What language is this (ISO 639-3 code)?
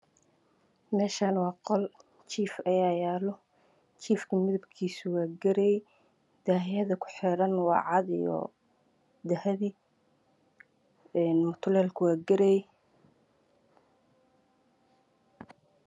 som